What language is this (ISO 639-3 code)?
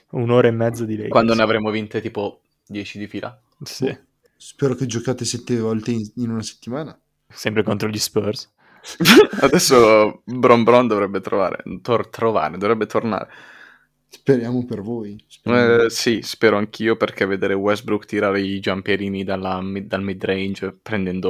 ita